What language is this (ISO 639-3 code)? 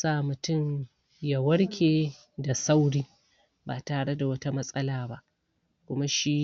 hau